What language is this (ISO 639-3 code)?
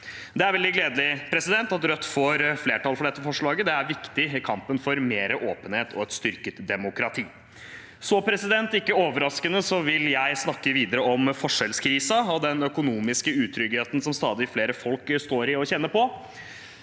nor